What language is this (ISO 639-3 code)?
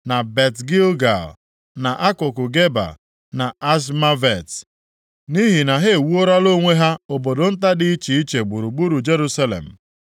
ibo